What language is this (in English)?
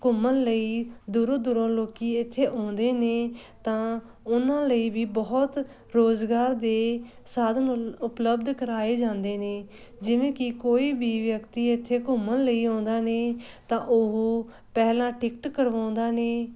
Punjabi